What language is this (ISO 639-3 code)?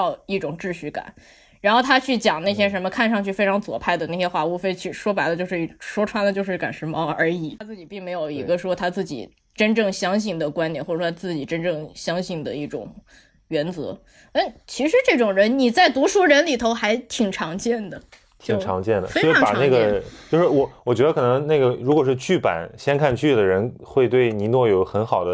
zho